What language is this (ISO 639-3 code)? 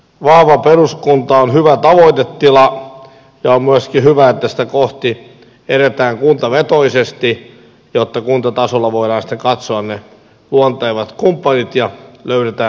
fin